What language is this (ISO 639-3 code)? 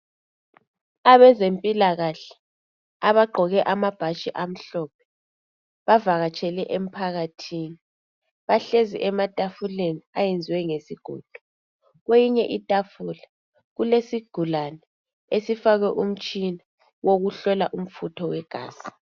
nde